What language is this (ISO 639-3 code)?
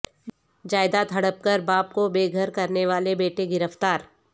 urd